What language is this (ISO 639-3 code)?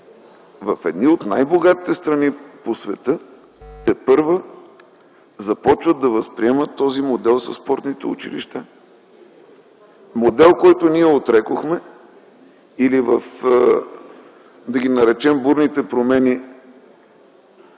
bul